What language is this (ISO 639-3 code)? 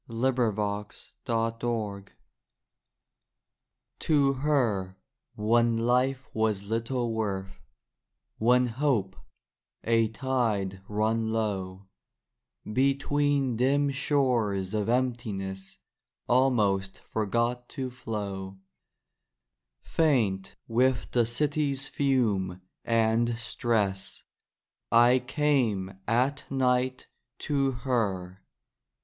eng